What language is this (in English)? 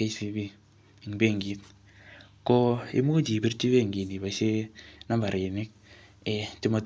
Kalenjin